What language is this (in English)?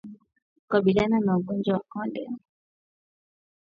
Swahili